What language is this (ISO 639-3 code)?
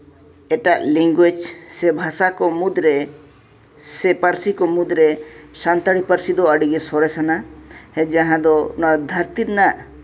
sat